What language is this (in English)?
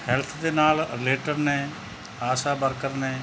Punjabi